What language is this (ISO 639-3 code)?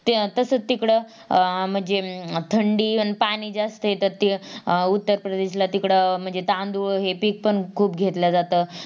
mar